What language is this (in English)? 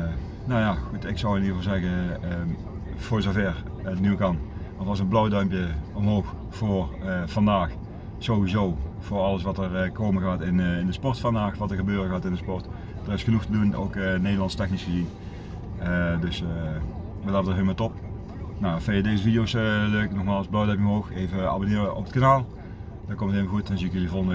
Dutch